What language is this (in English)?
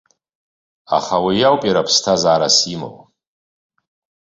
Abkhazian